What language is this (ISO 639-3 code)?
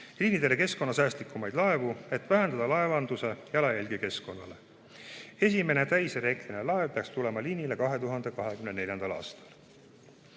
est